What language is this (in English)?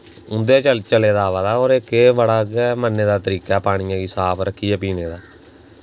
Dogri